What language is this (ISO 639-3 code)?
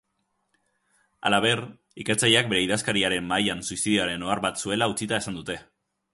eus